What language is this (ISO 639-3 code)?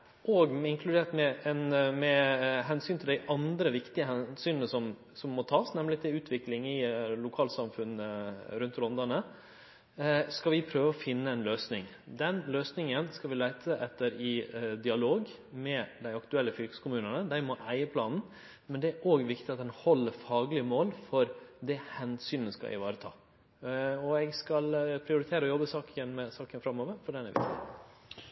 nno